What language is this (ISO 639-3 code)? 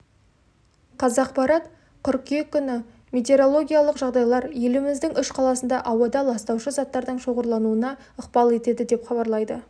kaz